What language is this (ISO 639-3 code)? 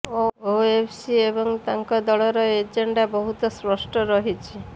ori